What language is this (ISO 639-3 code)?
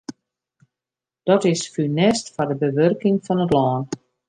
fry